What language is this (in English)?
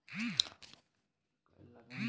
Bangla